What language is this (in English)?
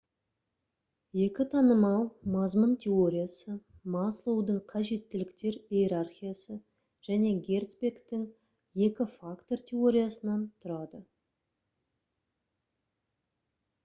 Kazakh